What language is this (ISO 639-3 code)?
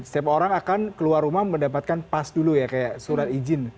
ind